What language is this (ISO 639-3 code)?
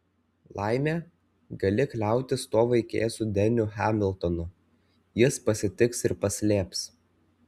lit